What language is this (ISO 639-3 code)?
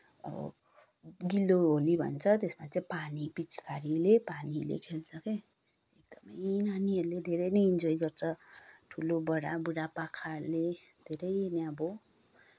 nep